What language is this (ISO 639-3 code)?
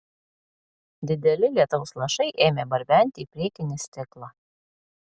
lit